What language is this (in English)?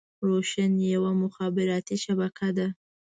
Pashto